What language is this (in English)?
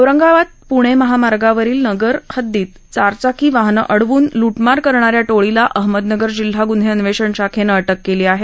Marathi